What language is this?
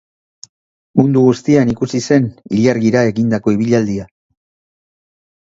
Basque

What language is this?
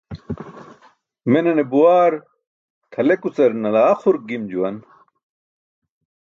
Burushaski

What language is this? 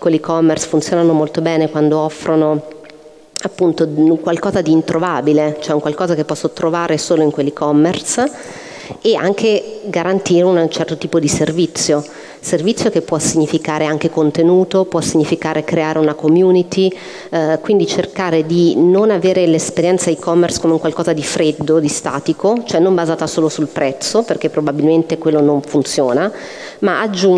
Italian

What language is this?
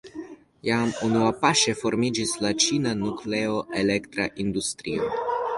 Esperanto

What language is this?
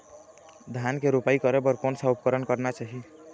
Chhattisgarhi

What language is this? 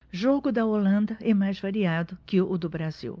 Portuguese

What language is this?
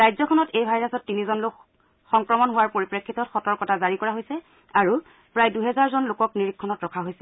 Assamese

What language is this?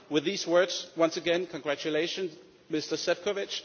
English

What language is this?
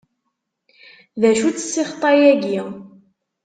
Kabyle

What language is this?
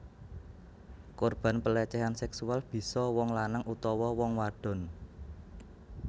Javanese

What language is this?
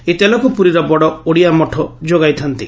Odia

